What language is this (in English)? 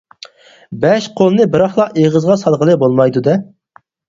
Uyghur